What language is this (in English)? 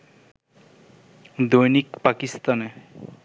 Bangla